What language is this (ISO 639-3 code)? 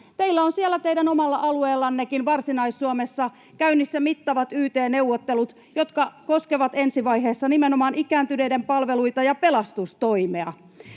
fin